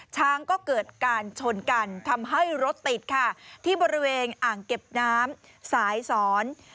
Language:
Thai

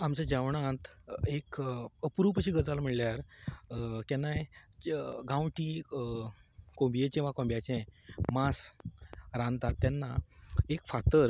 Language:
Konkani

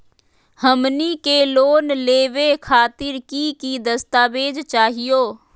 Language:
Magahi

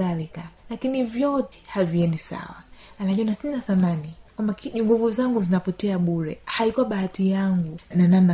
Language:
Swahili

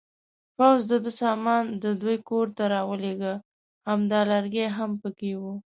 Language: Pashto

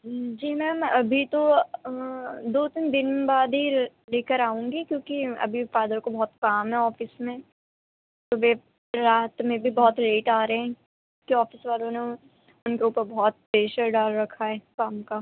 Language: Urdu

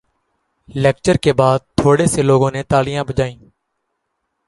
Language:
Urdu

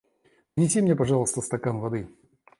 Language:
Russian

